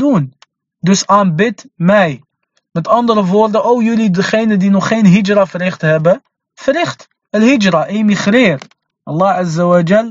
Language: Dutch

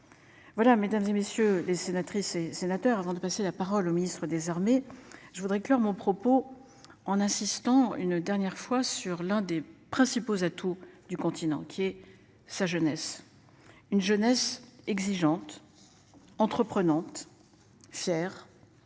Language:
French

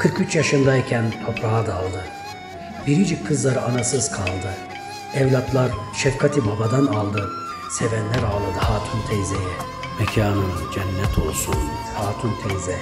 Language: Turkish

